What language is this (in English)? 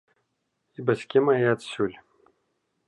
Belarusian